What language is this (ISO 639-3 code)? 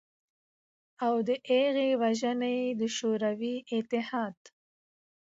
pus